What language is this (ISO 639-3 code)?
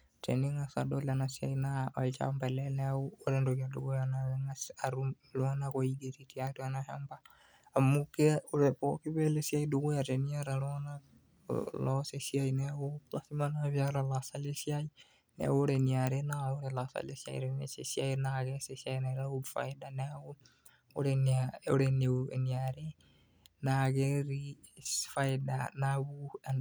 mas